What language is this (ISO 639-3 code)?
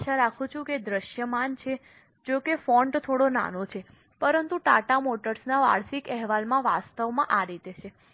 guj